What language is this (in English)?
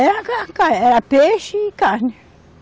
Portuguese